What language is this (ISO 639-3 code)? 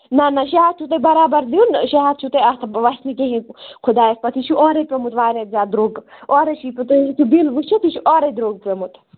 kas